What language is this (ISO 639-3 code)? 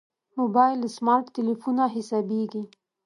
pus